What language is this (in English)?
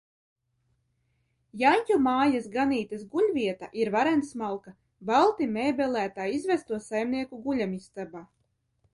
Latvian